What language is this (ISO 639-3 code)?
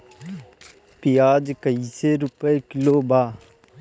bho